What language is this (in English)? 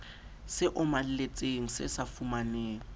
Southern Sotho